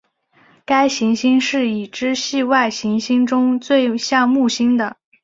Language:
Chinese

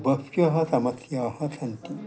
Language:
Sanskrit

